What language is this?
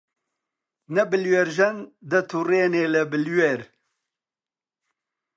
Central Kurdish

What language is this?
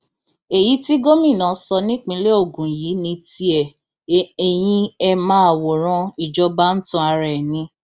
Yoruba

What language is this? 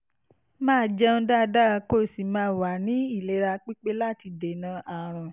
Yoruba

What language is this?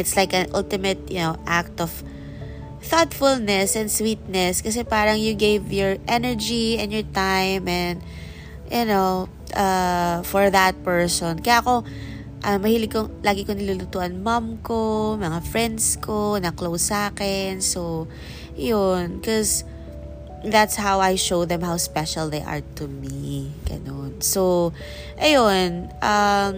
Filipino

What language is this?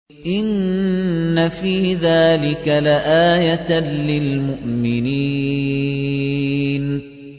Arabic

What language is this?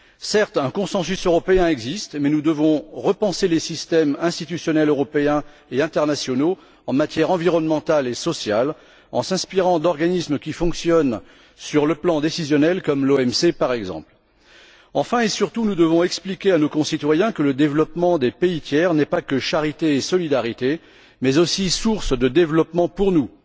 French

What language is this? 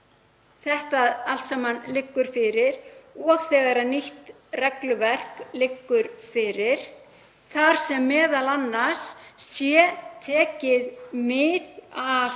Icelandic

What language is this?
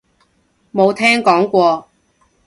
Cantonese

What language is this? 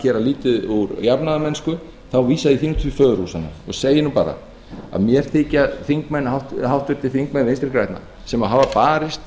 Icelandic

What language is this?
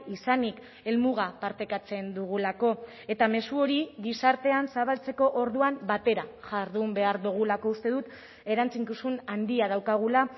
Basque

